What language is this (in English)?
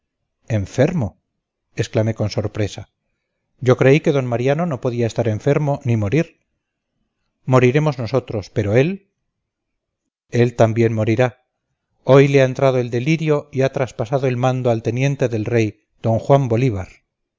Spanish